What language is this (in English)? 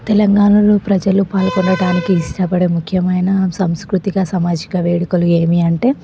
Telugu